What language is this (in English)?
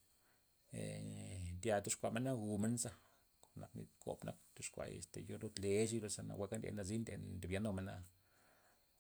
Loxicha Zapotec